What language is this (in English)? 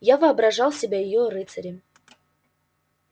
Russian